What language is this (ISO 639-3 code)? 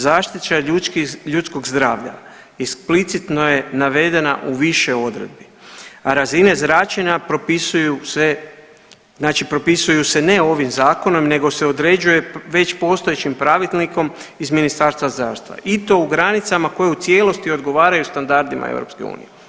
hrv